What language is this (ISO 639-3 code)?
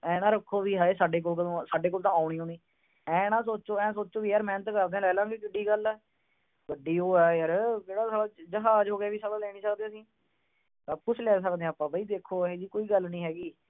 pan